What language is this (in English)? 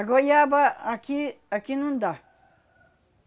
Portuguese